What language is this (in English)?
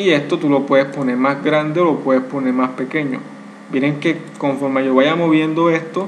Spanish